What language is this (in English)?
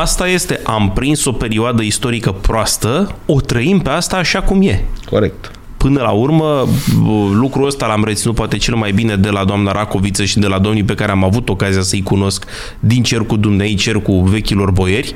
Romanian